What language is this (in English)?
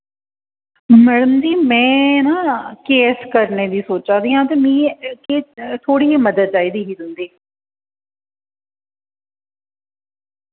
Dogri